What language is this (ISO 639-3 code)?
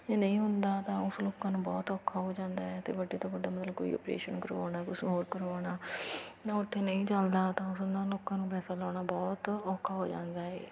pan